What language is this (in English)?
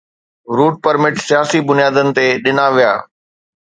Sindhi